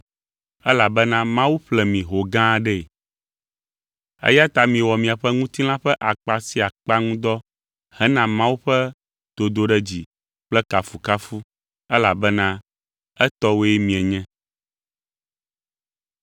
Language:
Ewe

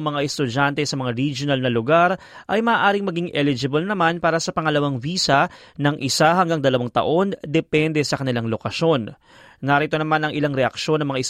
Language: Filipino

